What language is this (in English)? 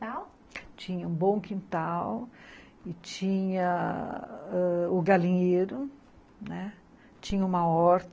Portuguese